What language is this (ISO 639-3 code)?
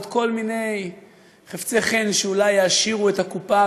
heb